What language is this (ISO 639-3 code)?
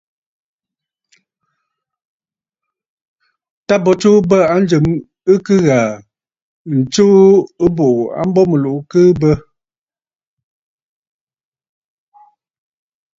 bfd